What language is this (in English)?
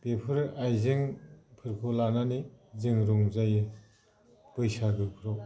Bodo